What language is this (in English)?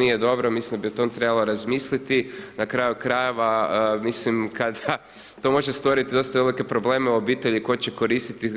Croatian